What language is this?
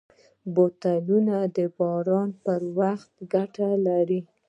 Pashto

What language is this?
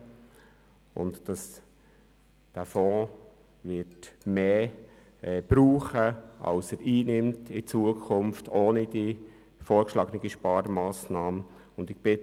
Swiss German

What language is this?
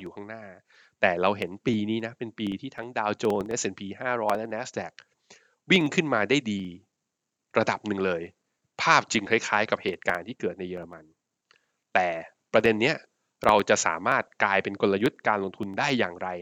Thai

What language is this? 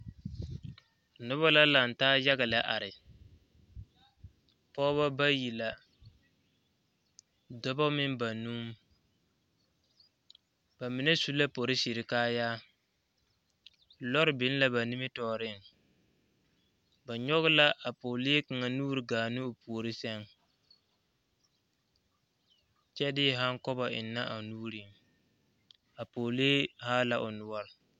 Southern Dagaare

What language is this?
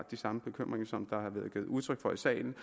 Danish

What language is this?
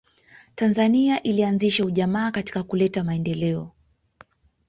Swahili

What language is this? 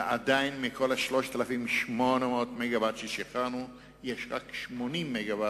Hebrew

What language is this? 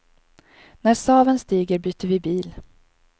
Swedish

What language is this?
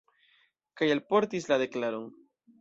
Esperanto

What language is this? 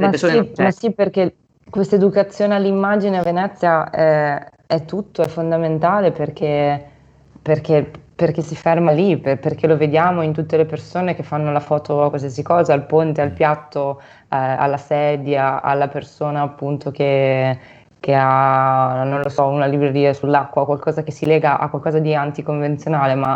Italian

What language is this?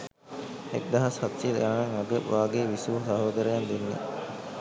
Sinhala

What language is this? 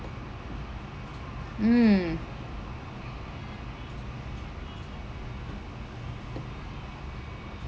English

